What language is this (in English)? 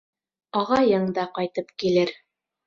Bashkir